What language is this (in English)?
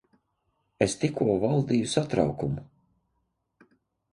Latvian